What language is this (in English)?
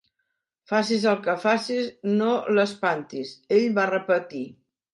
Catalan